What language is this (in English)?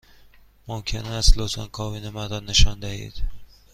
Persian